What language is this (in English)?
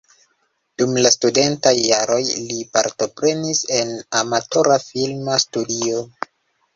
Esperanto